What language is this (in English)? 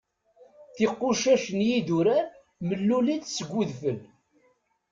Kabyle